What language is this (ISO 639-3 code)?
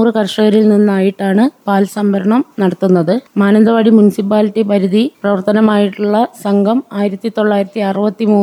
mal